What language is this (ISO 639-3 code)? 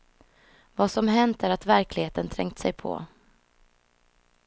swe